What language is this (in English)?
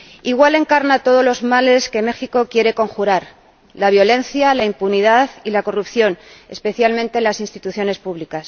Spanish